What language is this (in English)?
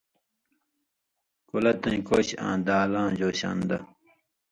Indus Kohistani